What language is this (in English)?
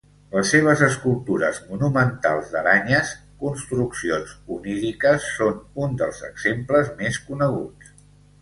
Catalan